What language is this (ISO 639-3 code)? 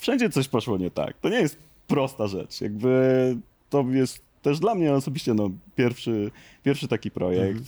pol